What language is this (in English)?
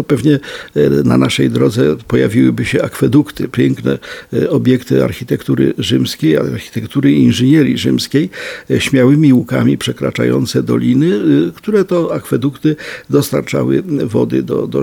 Polish